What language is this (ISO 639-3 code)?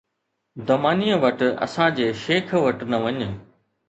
snd